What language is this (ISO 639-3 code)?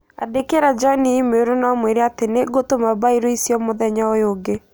kik